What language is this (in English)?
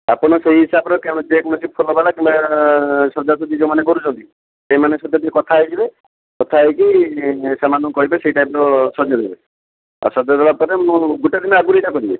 Odia